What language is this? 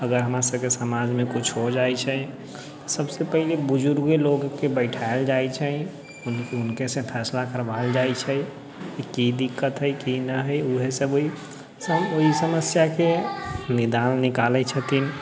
Maithili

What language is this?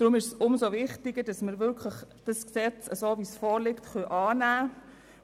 Swiss German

